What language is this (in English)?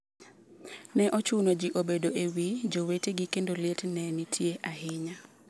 Luo (Kenya and Tanzania)